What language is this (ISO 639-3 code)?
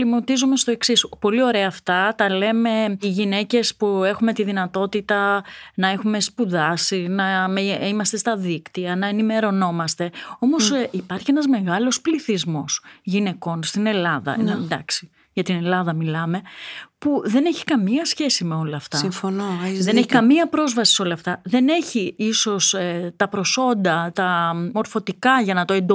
ell